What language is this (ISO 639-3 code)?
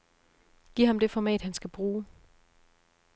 dan